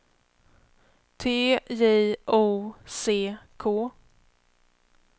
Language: Swedish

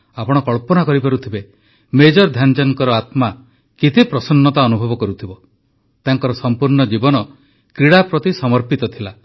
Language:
Odia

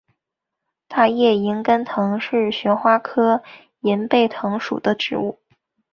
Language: Chinese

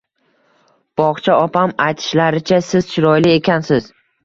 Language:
Uzbek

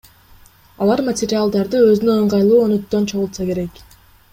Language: Kyrgyz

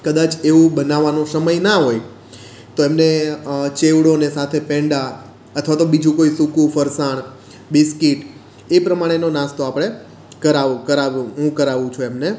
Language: Gujarati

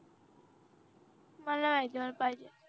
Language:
Marathi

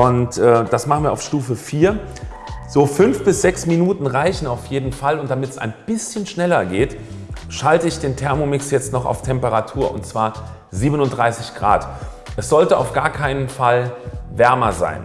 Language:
German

